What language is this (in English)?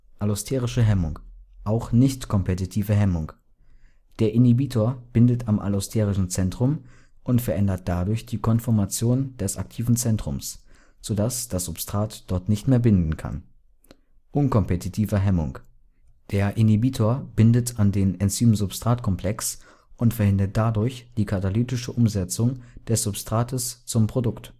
German